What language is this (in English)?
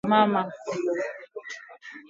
Swahili